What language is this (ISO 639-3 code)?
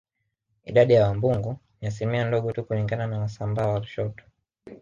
swa